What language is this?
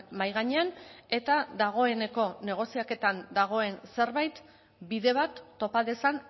Basque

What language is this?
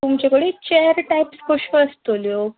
Konkani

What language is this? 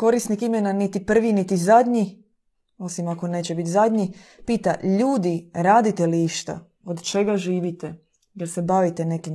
Croatian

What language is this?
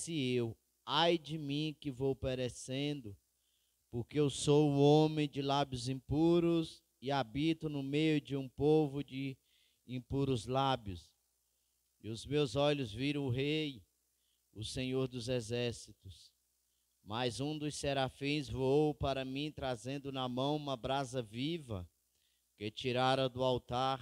Portuguese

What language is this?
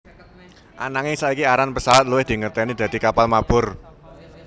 Javanese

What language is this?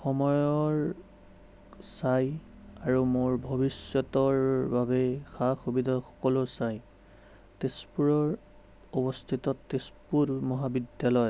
Assamese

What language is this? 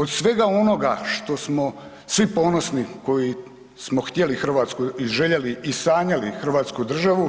Croatian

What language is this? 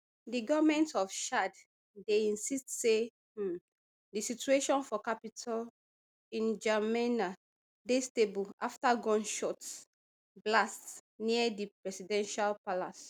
Nigerian Pidgin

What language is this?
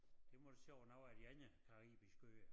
Danish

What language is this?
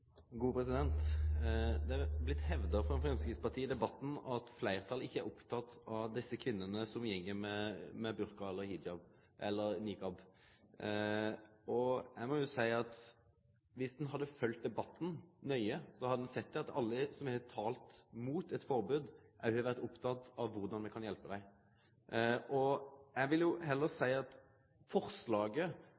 Norwegian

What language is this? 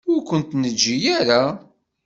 Kabyle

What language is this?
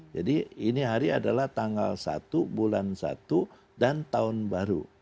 Indonesian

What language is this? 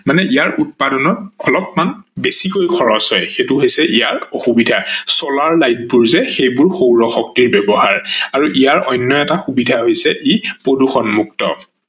Assamese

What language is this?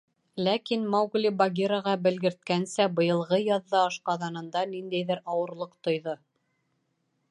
Bashkir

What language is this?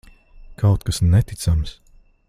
Latvian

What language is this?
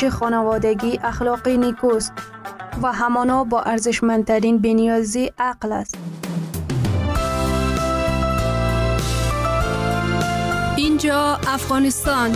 Persian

